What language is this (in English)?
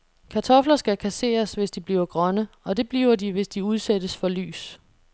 Danish